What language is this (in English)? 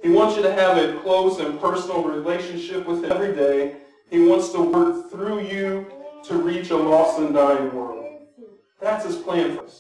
English